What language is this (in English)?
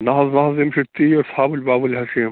Kashmiri